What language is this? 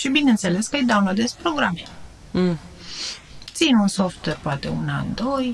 Romanian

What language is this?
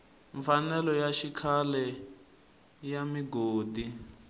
Tsonga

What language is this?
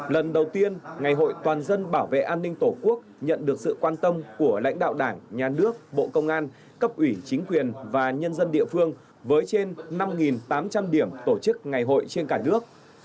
Vietnamese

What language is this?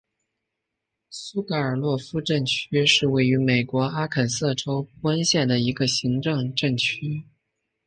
Chinese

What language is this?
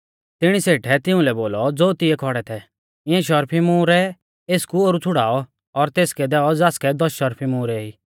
Mahasu Pahari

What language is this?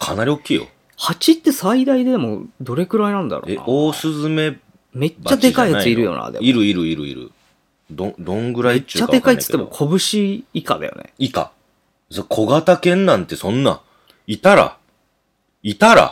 Japanese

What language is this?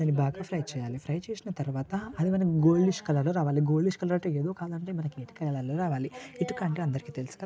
Telugu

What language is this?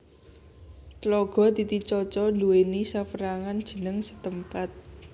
Javanese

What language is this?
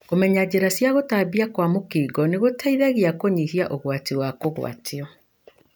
Kikuyu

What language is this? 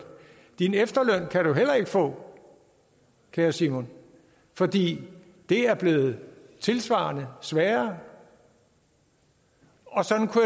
Danish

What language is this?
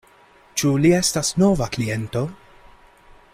Esperanto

